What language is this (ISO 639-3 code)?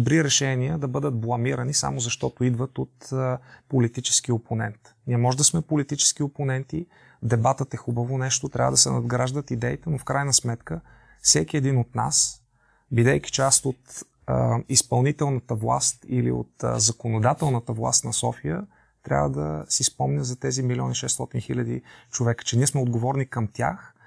bul